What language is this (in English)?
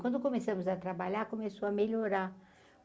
Portuguese